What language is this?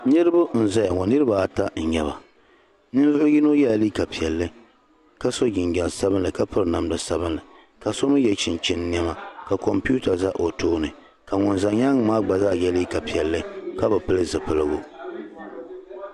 Dagbani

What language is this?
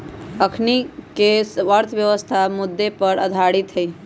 Magahi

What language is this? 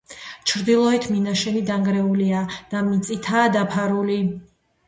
Georgian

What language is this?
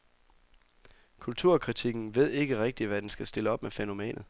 Danish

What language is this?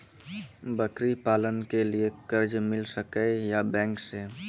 Maithili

